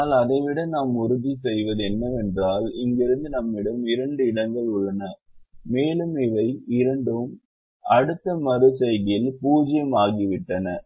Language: Tamil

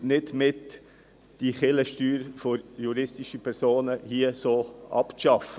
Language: Swiss German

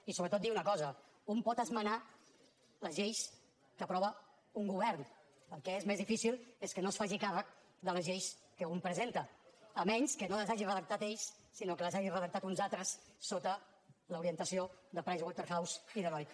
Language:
Catalan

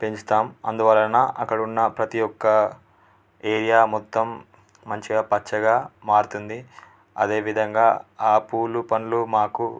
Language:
Telugu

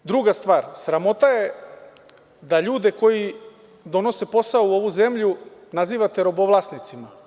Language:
Serbian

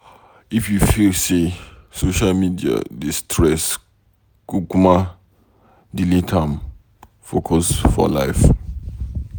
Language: Nigerian Pidgin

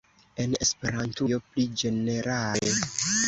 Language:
Esperanto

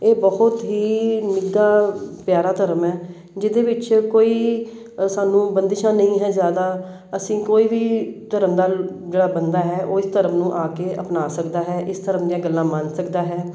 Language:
Punjabi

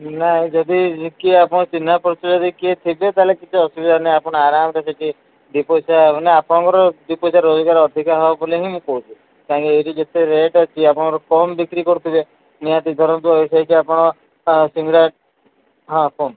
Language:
Odia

